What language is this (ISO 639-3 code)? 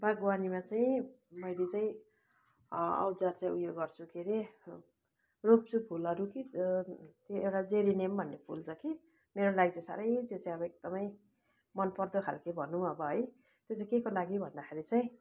nep